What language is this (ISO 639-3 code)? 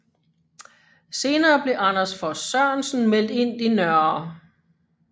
dan